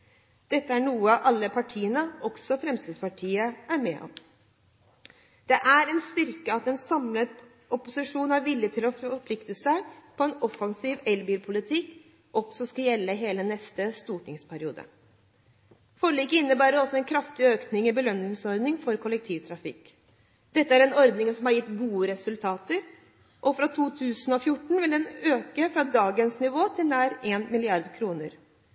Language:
Norwegian Bokmål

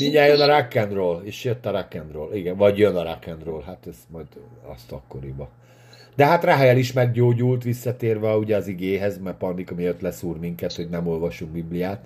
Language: Hungarian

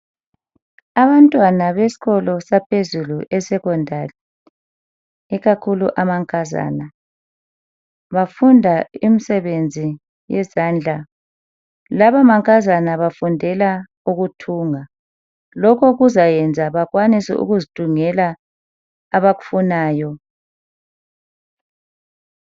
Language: North Ndebele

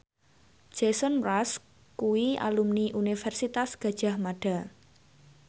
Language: Javanese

